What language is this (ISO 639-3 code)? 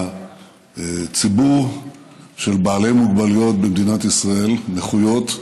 heb